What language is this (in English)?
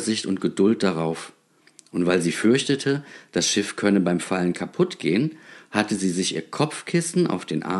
German